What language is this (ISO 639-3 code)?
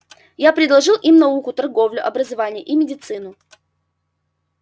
rus